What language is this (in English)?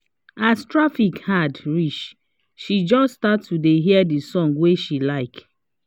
Nigerian Pidgin